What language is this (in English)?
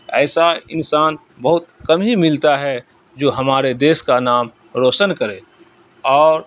Urdu